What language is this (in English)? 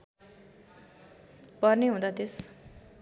Nepali